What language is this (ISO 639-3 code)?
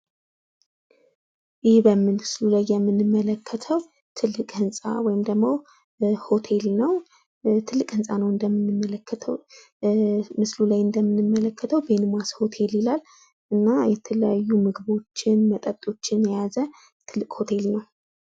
amh